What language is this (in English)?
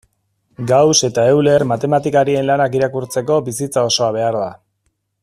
Basque